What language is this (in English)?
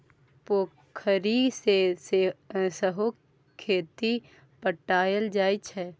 Maithili